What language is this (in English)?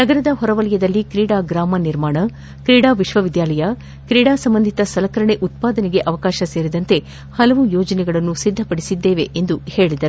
Kannada